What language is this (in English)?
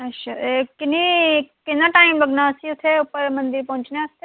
Dogri